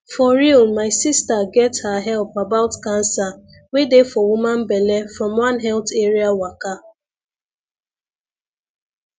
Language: Nigerian Pidgin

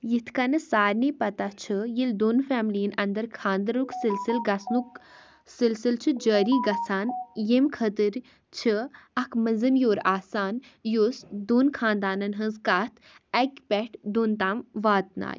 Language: Kashmiri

